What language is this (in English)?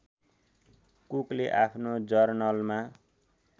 Nepali